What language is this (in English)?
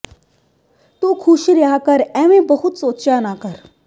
Punjabi